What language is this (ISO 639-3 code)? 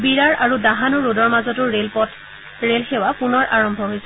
asm